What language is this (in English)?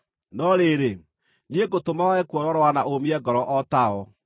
Kikuyu